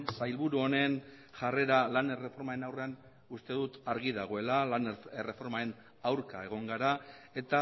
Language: Basque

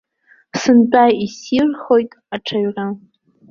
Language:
Abkhazian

